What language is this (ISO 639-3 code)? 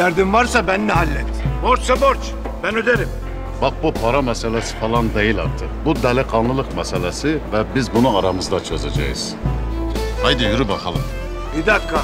tur